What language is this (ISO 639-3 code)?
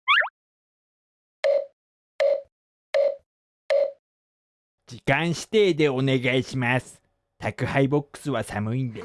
jpn